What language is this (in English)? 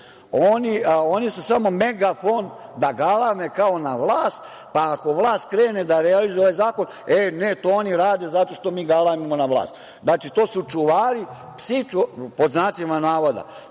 Serbian